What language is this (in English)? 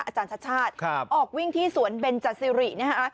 Thai